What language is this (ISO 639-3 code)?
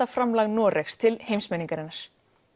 isl